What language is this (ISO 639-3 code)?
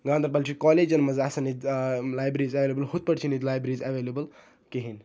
kas